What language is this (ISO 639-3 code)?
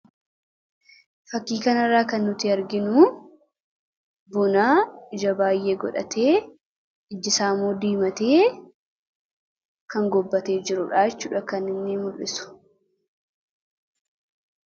orm